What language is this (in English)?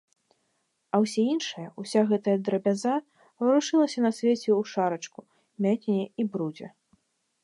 Belarusian